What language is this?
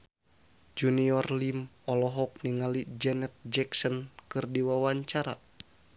Sundanese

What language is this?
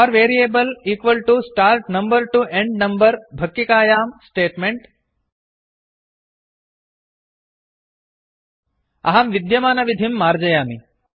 Sanskrit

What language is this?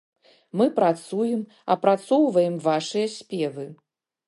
Belarusian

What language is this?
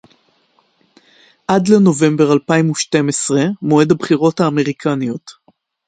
Hebrew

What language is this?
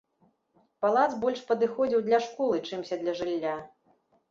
Belarusian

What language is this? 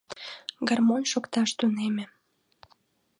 Mari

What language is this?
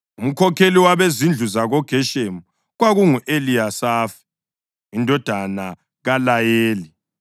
North Ndebele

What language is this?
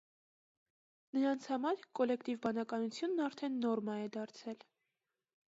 Armenian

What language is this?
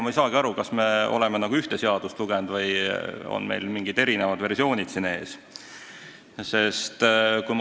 Estonian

